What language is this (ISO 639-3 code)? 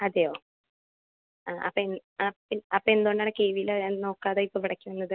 mal